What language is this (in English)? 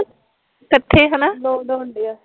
Punjabi